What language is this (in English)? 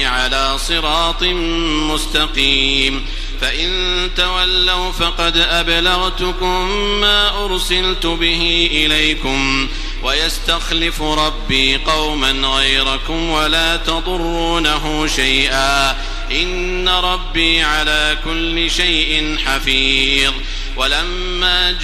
Arabic